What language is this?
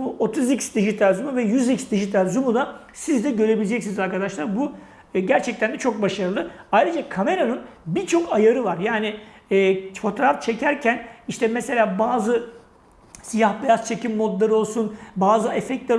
Turkish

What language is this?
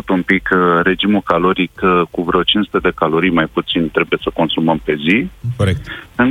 Romanian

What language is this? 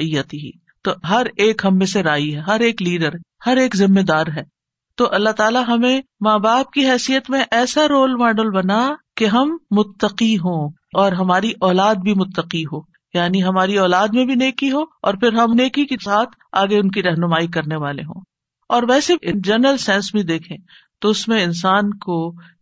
Urdu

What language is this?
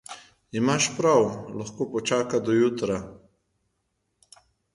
Slovenian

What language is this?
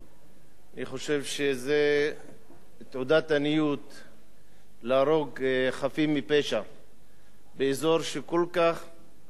Hebrew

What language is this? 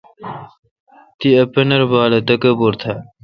Kalkoti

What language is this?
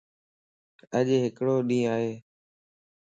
Lasi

